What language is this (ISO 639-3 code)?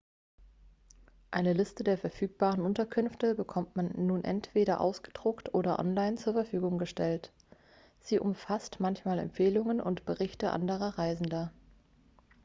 deu